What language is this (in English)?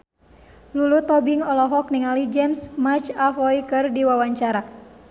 Sundanese